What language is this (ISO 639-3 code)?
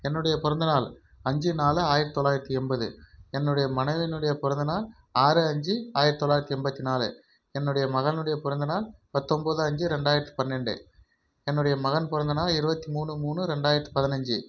tam